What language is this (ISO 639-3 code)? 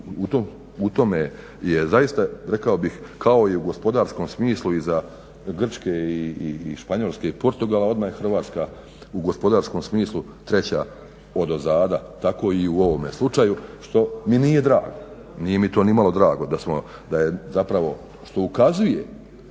hrv